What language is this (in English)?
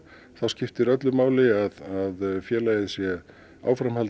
Icelandic